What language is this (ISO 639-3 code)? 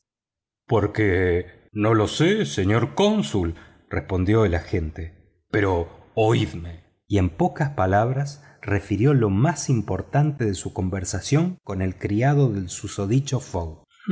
spa